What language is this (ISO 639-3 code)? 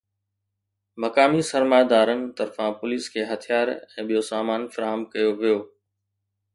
snd